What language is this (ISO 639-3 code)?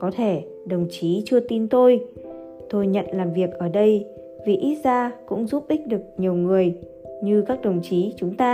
vie